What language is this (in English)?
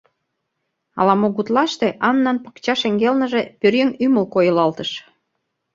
Mari